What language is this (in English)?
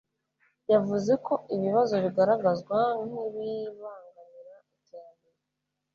Kinyarwanda